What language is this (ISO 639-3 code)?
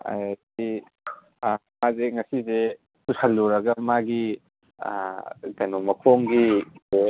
mni